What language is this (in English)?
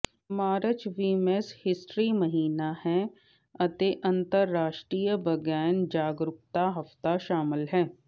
Punjabi